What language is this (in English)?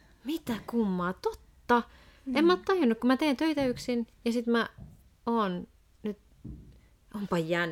Finnish